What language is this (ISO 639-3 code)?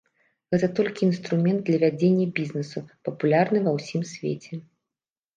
bel